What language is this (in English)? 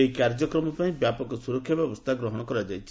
Odia